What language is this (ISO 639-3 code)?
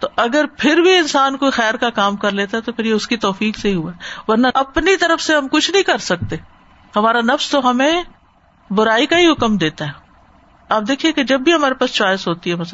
urd